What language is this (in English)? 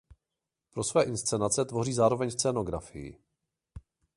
Czech